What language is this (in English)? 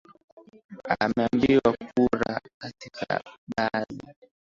Swahili